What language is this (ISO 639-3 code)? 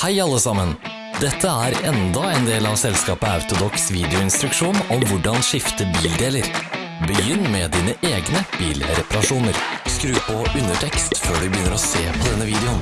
nor